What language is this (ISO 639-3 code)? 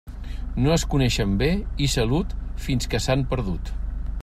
cat